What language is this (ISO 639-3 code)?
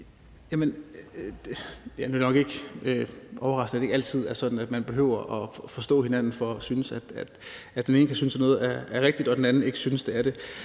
dan